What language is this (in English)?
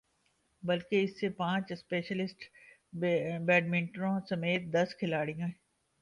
Urdu